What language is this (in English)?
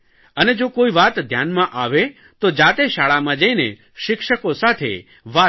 Gujarati